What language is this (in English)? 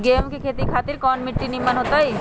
Magahi